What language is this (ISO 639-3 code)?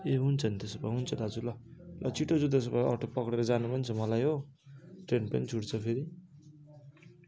nep